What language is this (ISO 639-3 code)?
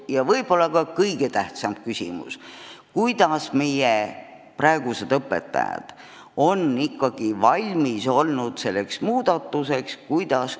est